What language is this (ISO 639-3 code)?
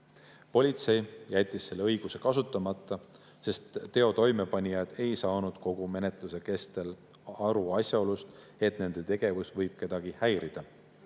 est